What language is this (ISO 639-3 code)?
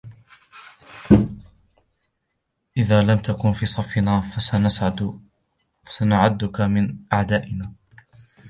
ara